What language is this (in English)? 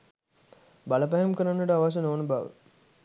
Sinhala